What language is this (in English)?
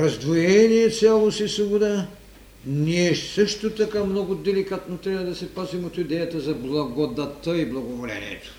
Bulgarian